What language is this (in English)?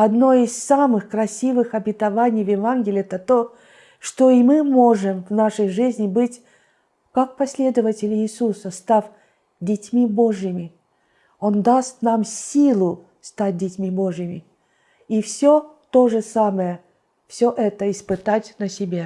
Russian